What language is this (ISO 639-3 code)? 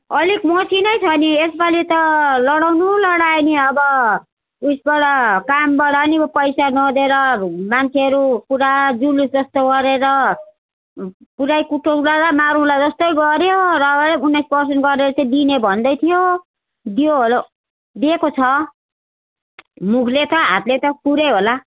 nep